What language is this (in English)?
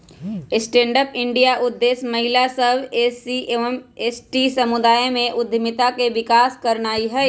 Magahi